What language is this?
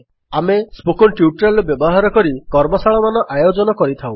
Odia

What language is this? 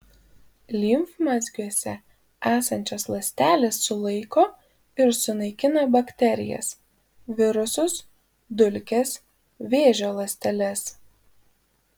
Lithuanian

